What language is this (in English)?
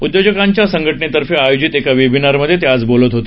Marathi